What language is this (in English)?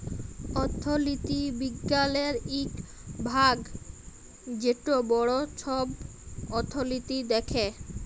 Bangla